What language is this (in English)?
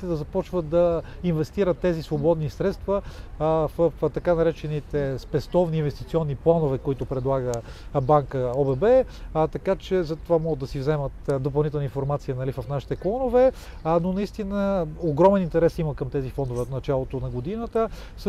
Bulgarian